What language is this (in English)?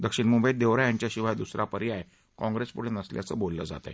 Marathi